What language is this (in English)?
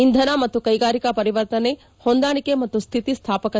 Kannada